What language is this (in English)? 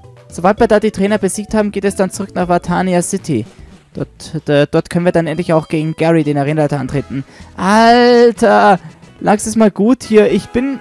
German